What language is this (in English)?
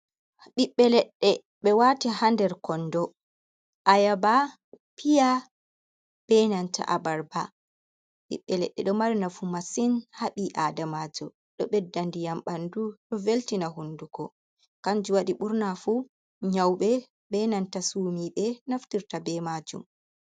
Fula